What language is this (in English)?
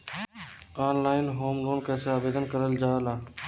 Bhojpuri